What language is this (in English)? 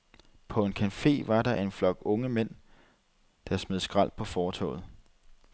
Danish